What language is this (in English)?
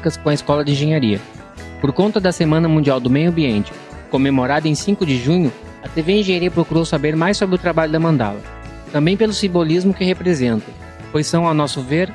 Portuguese